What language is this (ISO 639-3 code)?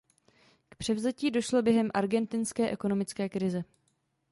ces